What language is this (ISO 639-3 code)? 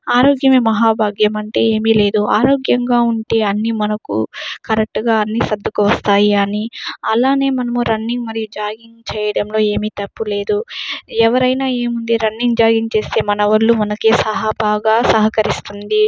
tel